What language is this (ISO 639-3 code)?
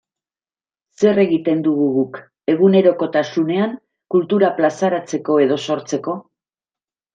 eus